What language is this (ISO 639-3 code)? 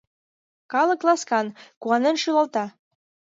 chm